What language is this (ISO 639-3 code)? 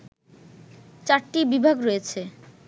ben